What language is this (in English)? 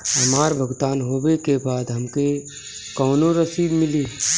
Bhojpuri